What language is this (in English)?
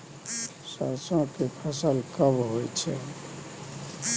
Maithili